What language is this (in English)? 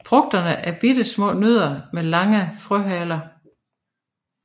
Danish